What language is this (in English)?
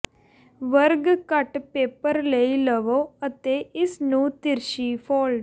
Punjabi